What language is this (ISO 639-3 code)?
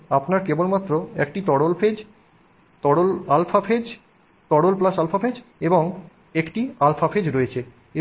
ben